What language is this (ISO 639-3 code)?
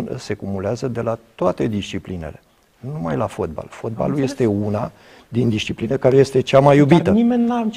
ron